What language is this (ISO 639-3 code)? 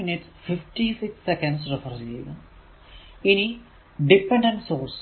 mal